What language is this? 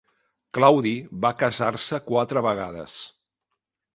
Catalan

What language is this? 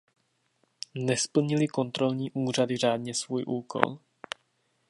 Czech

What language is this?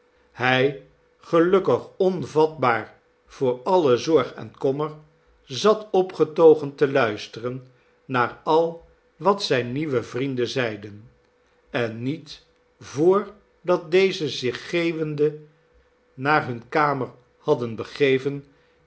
Dutch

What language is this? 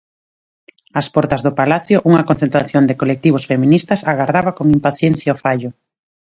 Galician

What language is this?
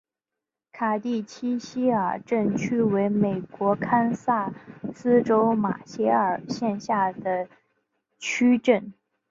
Chinese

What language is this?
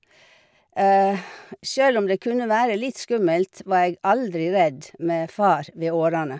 Norwegian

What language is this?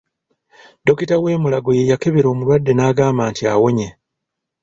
Ganda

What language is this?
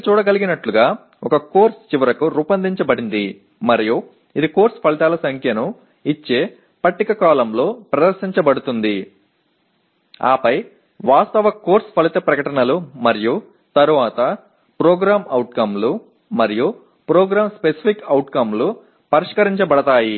Telugu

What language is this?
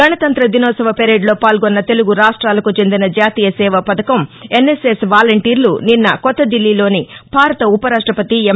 Telugu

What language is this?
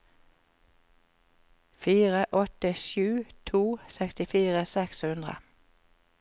Norwegian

